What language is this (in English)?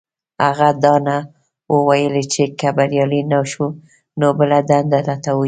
Pashto